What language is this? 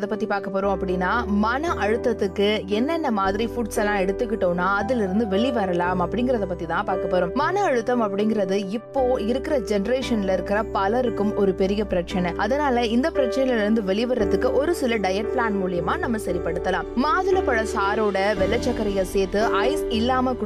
Tamil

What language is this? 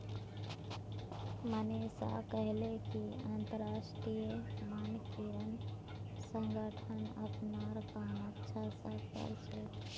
Magahi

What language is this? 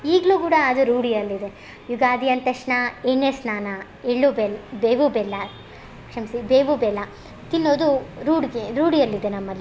Kannada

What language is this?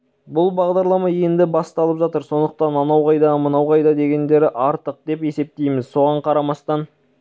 Kazakh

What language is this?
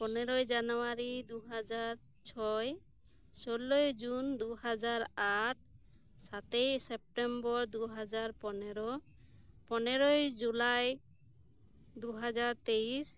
Santali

